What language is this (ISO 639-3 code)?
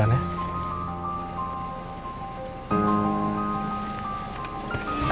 ind